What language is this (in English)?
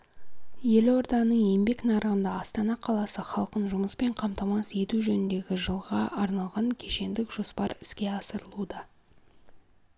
Kazakh